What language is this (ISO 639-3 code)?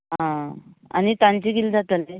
kok